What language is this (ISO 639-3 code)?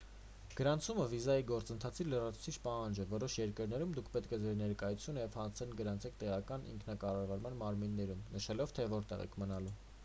hye